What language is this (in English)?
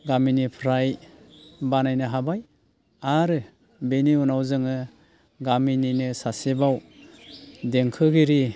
Bodo